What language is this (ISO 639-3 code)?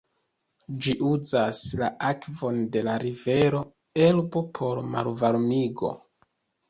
epo